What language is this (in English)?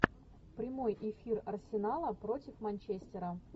Russian